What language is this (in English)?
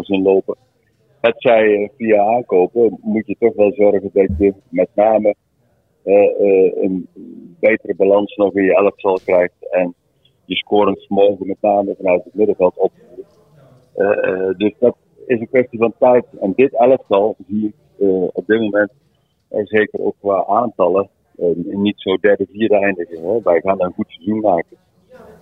Dutch